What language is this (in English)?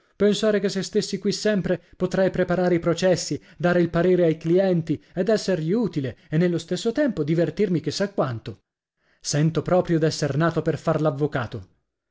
Italian